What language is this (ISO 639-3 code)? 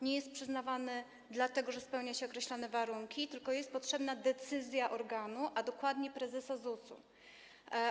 pol